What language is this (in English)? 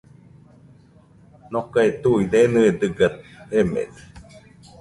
Nüpode Huitoto